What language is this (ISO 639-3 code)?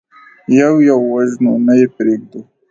pus